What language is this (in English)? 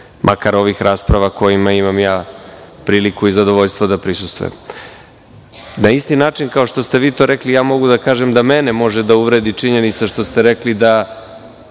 Serbian